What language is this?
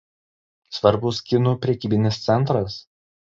Lithuanian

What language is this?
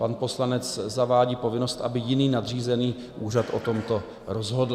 Czech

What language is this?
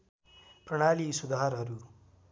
Nepali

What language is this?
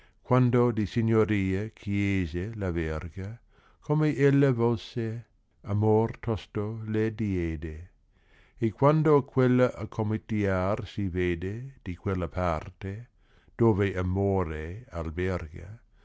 Italian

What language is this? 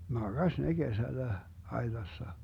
Finnish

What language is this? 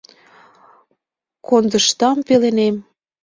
Mari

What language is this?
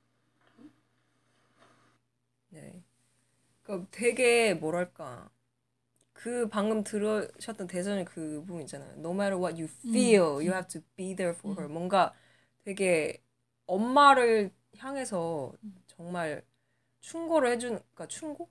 Korean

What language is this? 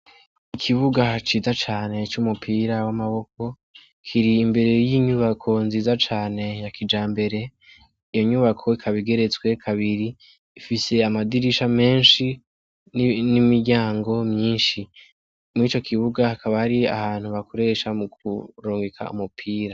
Rundi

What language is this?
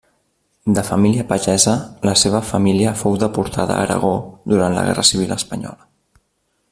Catalan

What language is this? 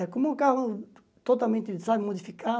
Portuguese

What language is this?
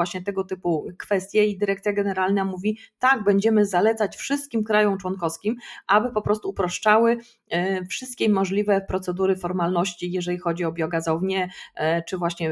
Polish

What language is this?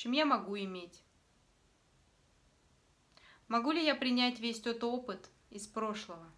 Russian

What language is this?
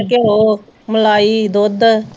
Punjabi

